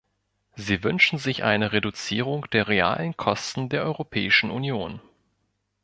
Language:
German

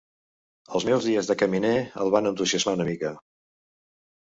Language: Catalan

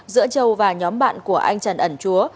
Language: Vietnamese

